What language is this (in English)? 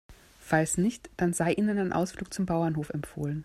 German